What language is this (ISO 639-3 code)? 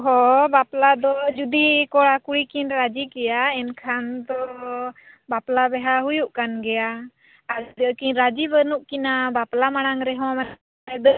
sat